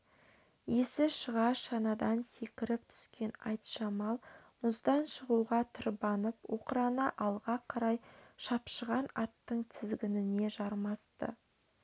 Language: Kazakh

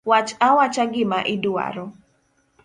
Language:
Luo (Kenya and Tanzania)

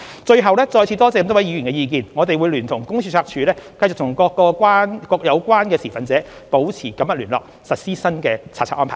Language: Cantonese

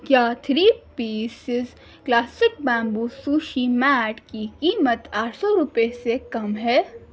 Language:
Urdu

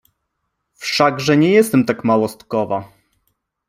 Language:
Polish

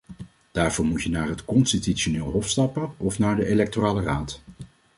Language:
Dutch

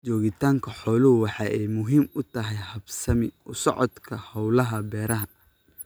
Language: Somali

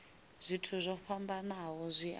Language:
Venda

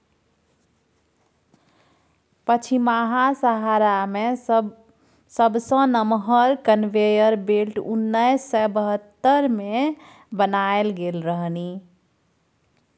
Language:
Maithili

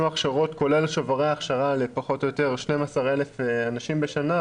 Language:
Hebrew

